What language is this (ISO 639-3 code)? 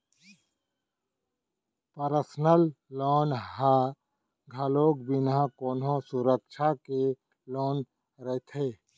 hne